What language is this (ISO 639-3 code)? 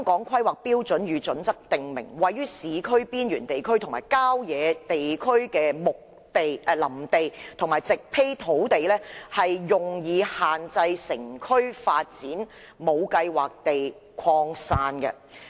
yue